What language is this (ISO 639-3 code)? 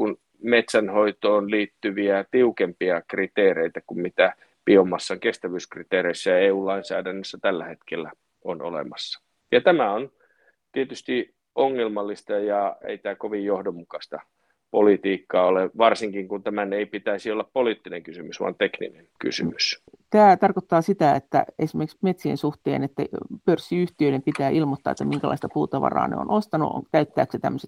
fin